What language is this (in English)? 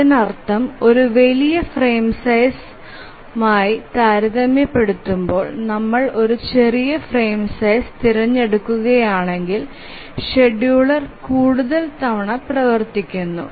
Malayalam